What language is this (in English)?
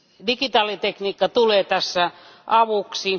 Finnish